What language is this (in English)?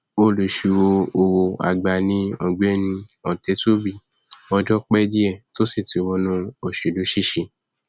Yoruba